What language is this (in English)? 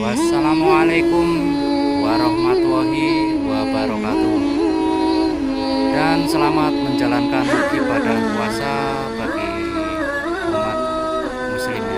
Indonesian